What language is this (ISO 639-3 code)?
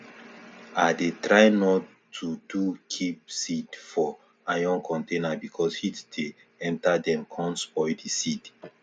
pcm